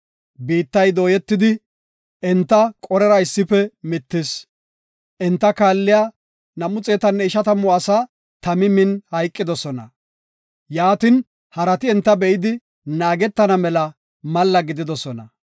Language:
Gofa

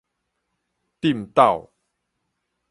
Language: Min Nan Chinese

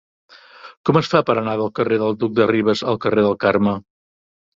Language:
Catalan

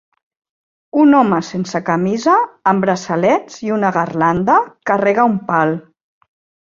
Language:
Catalan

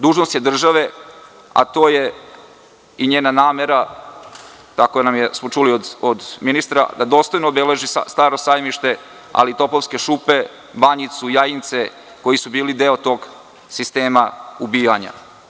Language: Serbian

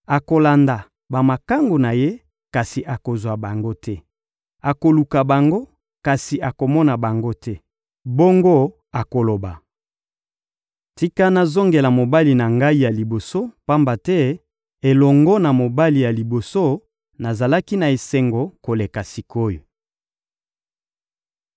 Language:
Lingala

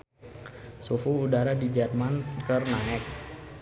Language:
Sundanese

